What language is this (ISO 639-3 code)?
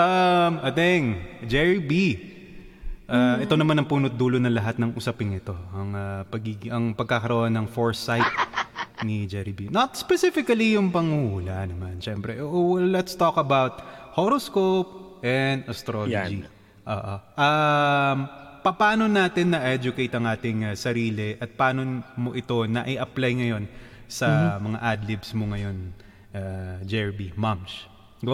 fil